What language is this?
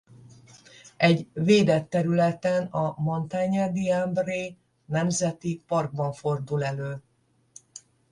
Hungarian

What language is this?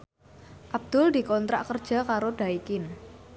Javanese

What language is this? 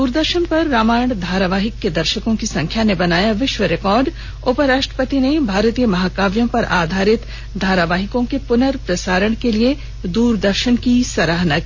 Hindi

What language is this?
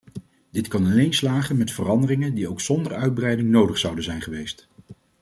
Dutch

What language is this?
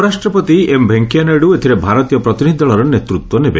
Odia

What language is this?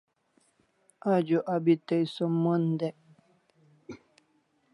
Kalasha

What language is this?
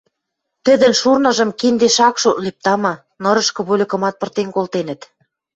Western Mari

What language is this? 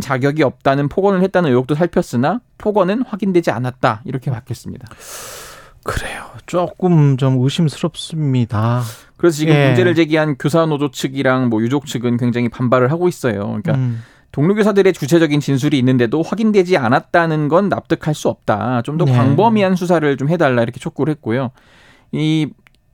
Korean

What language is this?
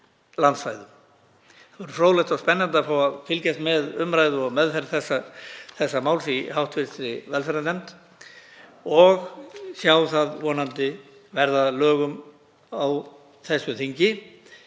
Icelandic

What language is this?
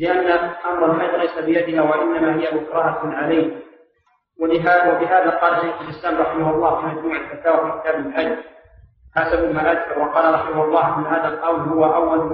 Arabic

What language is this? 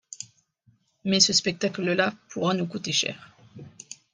French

